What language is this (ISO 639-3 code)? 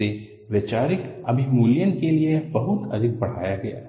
hin